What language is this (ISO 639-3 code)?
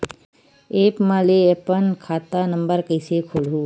hne